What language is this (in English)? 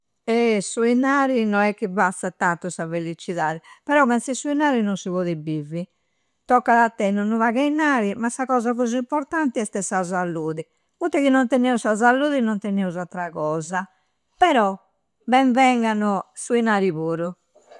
Campidanese Sardinian